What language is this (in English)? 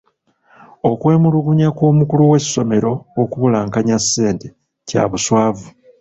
Ganda